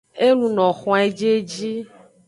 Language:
Aja (Benin)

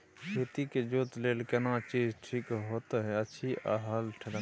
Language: Maithili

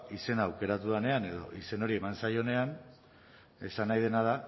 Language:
Basque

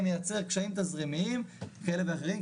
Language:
Hebrew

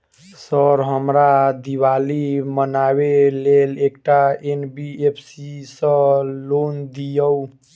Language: Maithili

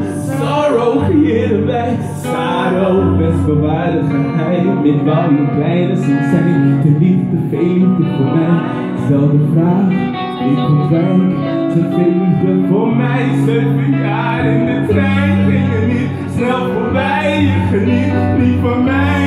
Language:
Dutch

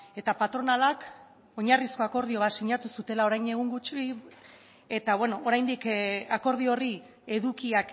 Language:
Basque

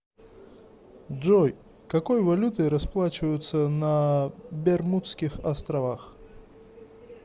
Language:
Russian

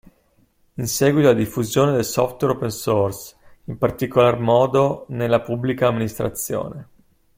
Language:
Italian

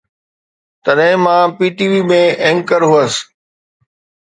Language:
Sindhi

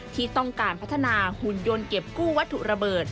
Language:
Thai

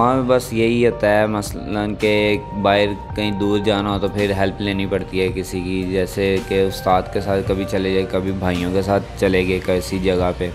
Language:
Hindi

